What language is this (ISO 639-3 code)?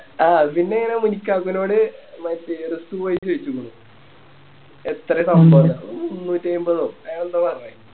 mal